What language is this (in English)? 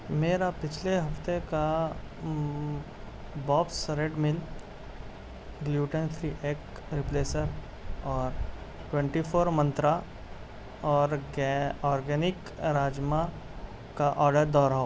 Urdu